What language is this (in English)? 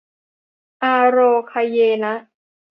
Thai